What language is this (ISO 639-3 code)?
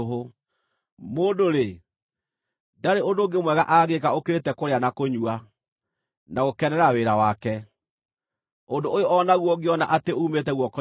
kik